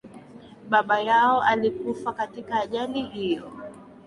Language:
Swahili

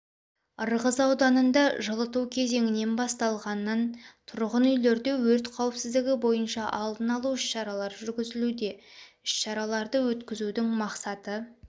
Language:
Kazakh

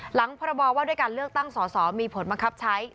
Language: Thai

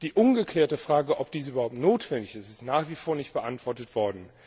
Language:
German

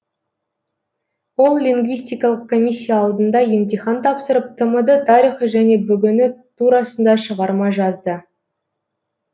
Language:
Kazakh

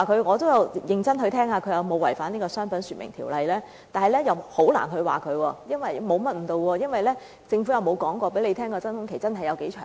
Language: Cantonese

